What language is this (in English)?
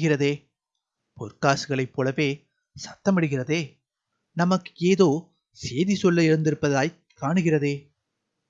Korean